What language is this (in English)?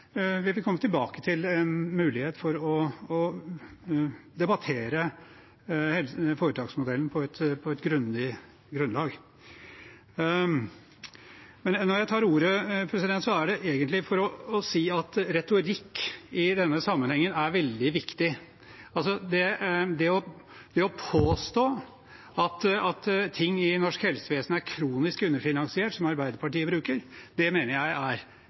Norwegian Bokmål